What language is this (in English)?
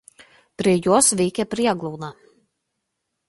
Lithuanian